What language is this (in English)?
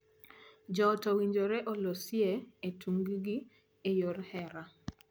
Luo (Kenya and Tanzania)